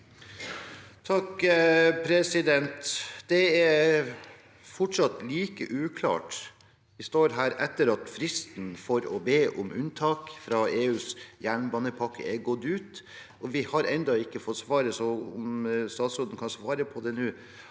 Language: Norwegian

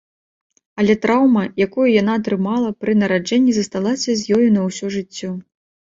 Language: Belarusian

